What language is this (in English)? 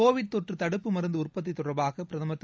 Tamil